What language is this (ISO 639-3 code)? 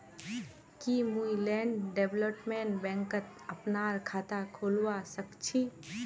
mag